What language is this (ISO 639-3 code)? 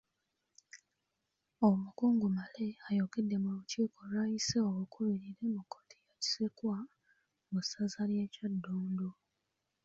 lug